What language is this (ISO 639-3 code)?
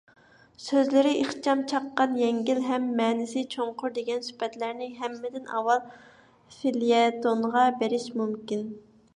uig